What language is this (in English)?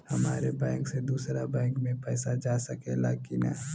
Bhojpuri